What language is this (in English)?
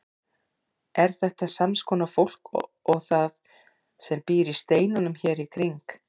Icelandic